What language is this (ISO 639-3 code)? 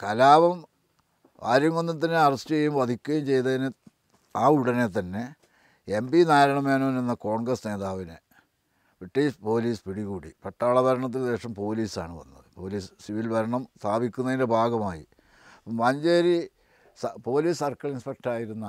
mal